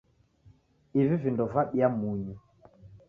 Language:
Taita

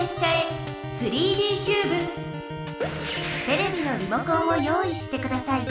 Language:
Japanese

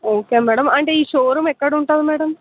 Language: Telugu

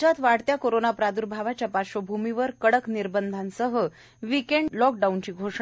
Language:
Marathi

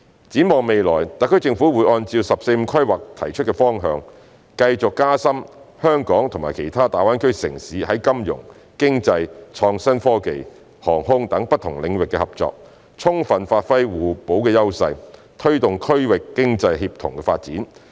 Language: Cantonese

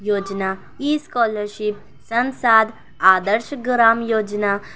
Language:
Urdu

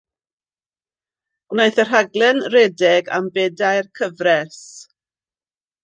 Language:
Welsh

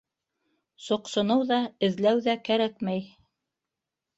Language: Bashkir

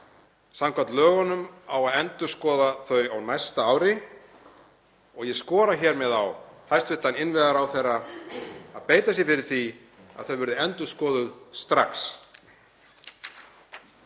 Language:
Icelandic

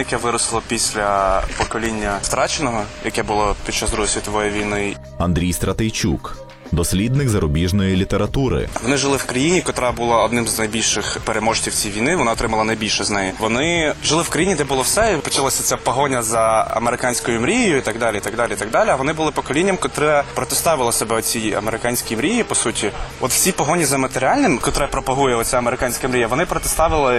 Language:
Ukrainian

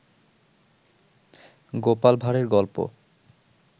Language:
Bangla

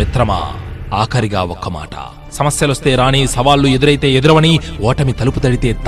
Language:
Telugu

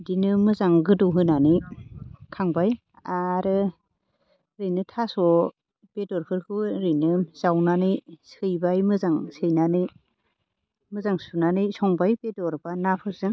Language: Bodo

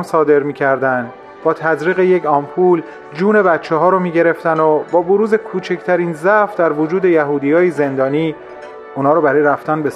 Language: Persian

